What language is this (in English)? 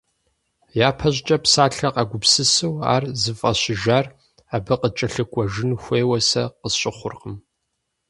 Kabardian